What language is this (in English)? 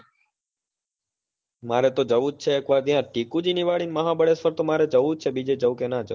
Gujarati